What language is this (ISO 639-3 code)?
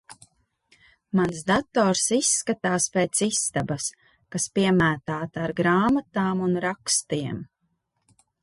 lav